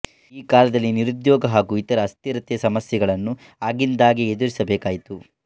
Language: Kannada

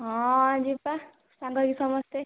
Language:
Odia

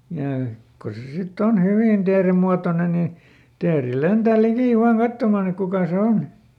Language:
Finnish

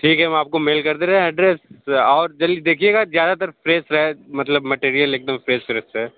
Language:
Hindi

